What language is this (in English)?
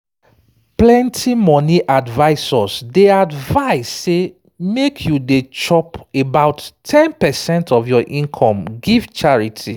Nigerian Pidgin